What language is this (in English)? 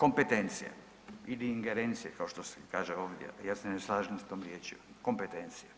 Croatian